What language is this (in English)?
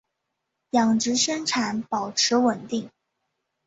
Chinese